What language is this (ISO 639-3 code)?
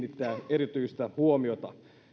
fin